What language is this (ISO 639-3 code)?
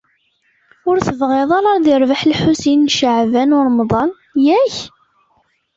kab